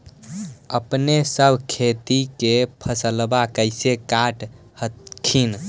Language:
Magahi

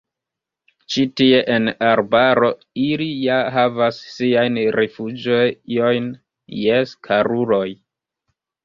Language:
Esperanto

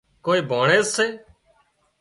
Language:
Wadiyara Koli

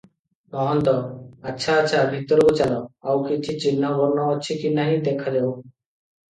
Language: Odia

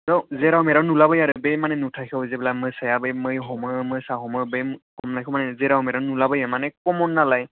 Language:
Bodo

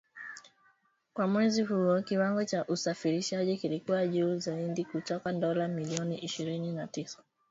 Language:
Swahili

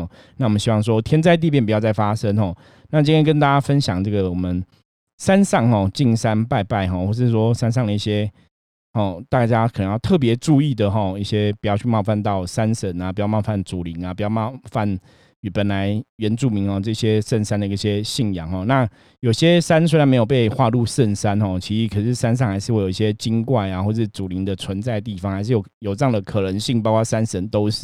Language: Chinese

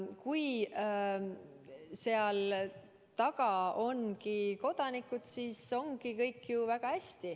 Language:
Estonian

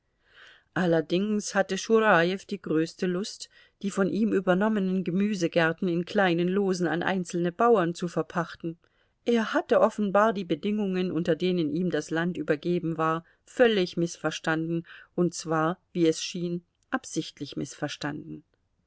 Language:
German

